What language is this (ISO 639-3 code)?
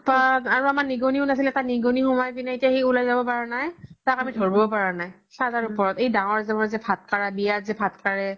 asm